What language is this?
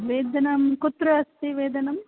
Sanskrit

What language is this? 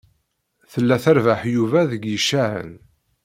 Kabyle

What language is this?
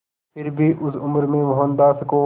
Hindi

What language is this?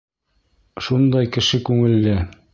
Bashkir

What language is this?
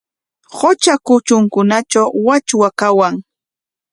Corongo Ancash Quechua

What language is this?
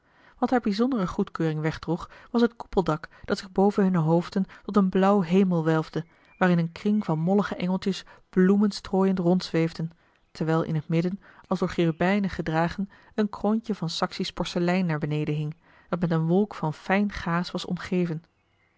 Dutch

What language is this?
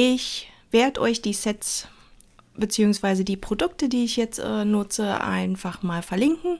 German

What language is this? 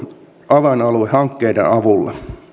Finnish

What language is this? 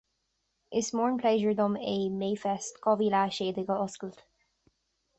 Irish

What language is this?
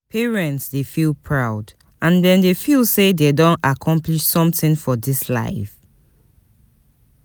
Nigerian Pidgin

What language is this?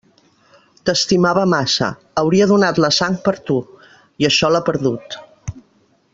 Catalan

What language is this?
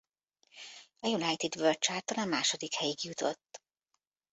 Hungarian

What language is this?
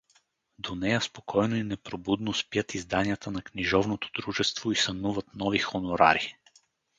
Bulgarian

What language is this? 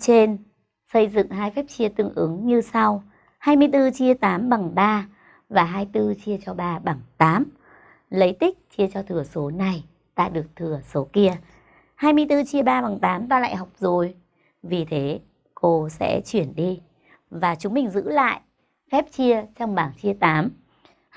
Vietnamese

